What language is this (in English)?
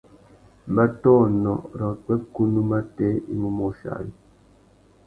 Tuki